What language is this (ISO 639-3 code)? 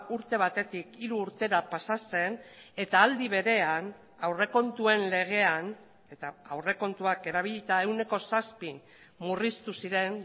eus